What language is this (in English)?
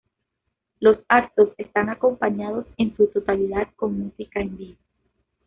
Spanish